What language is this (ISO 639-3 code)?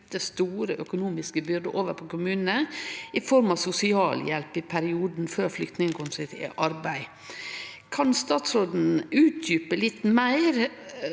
nor